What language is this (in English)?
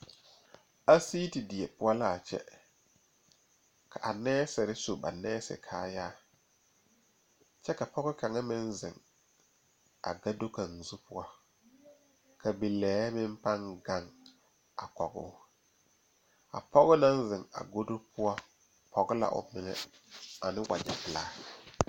Southern Dagaare